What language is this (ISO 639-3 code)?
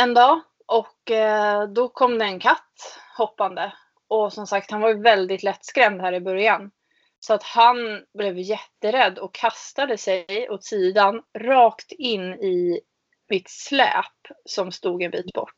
swe